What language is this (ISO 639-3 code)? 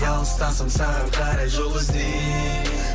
kaz